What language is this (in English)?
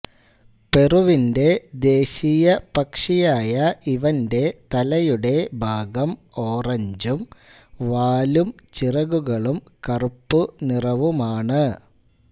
Malayalam